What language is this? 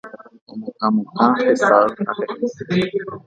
Guarani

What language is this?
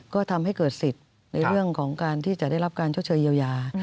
Thai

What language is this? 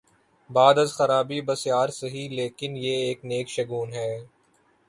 Urdu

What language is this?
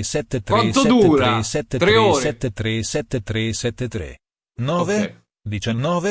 Italian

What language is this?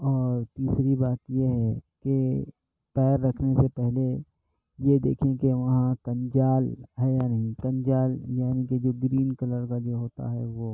Urdu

